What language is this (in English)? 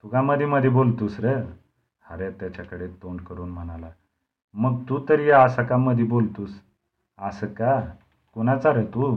Marathi